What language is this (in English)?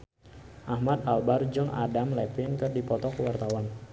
Sundanese